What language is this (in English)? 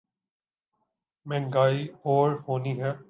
Urdu